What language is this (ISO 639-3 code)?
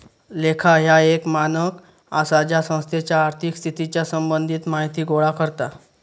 mar